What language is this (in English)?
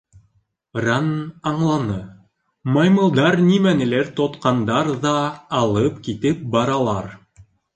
Bashkir